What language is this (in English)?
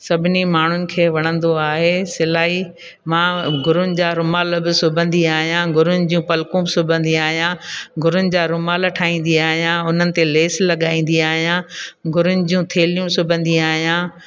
Sindhi